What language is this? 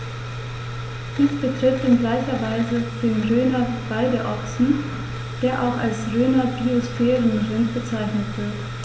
German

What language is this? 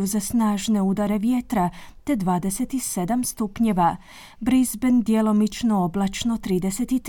Croatian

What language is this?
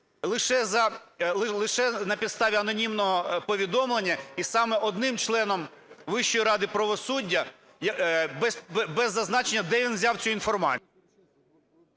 Ukrainian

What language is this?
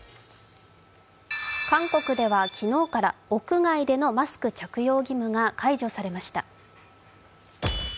Japanese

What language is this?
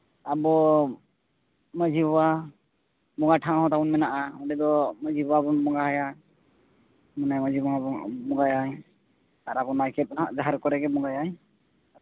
Santali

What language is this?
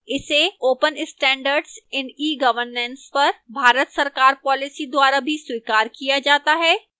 Hindi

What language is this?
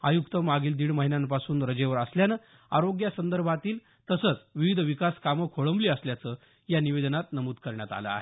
Marathi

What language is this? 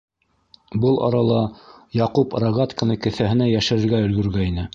Bashkir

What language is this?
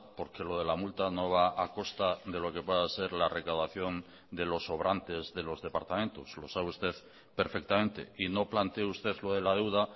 Spanish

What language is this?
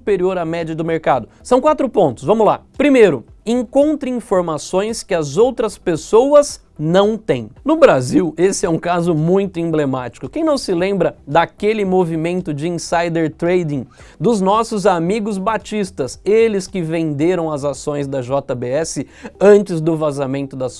Portuguese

